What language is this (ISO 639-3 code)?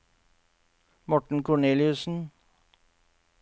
nor